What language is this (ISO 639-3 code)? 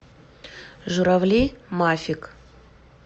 rus